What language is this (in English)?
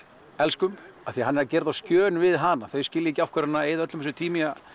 Icelandic